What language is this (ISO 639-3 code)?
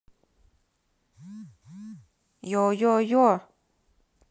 rus